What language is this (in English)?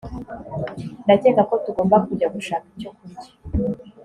Kinyarwanda